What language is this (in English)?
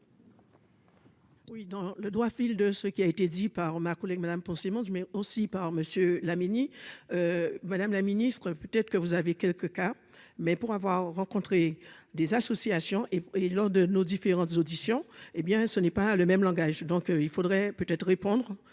French